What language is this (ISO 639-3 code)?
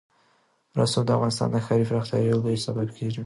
pus